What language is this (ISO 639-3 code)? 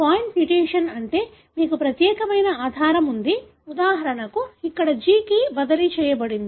tel